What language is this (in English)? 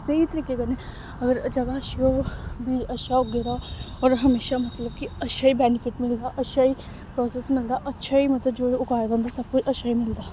Dogri